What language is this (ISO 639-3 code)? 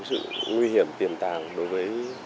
vie